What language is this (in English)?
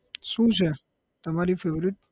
Gujarati